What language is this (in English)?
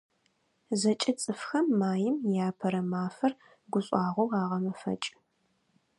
Adyghe